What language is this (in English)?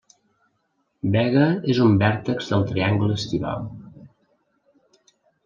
Catalan